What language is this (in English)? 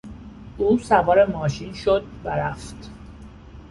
Persian